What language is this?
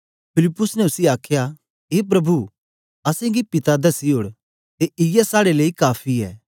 Dogri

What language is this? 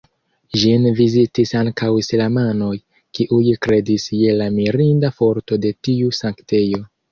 Esperanto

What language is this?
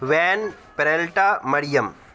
Urdu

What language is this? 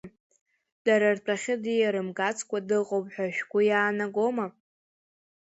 Abkhazian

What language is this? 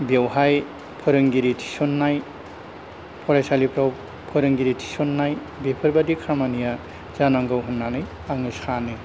Bodo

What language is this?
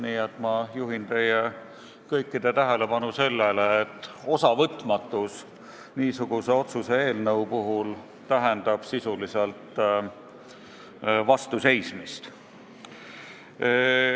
Estonian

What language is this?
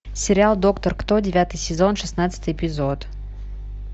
Russian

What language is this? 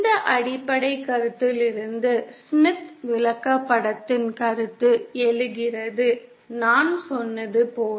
Tamil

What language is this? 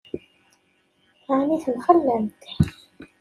Kabyle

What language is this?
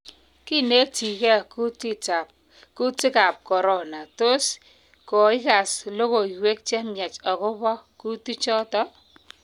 Kalenjin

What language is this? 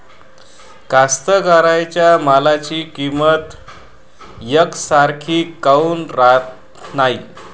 Marathi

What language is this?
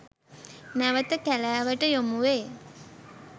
Sinhala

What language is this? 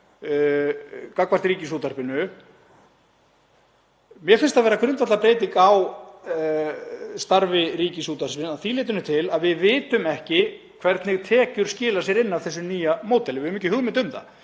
Icelandic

